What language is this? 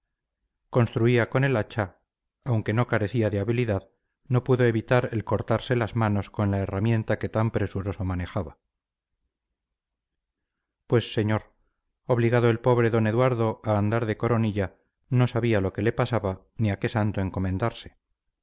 Spanish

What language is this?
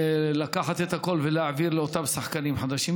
Hebrew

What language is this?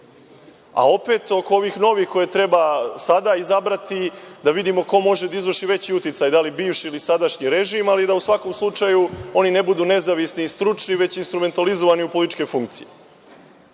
Serbian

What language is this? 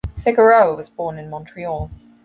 English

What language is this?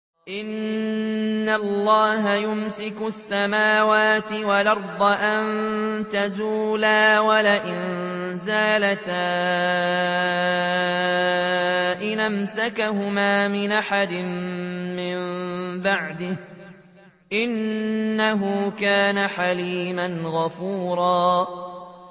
Arabic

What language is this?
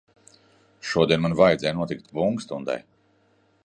Latvian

